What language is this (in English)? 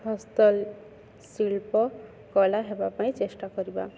Odia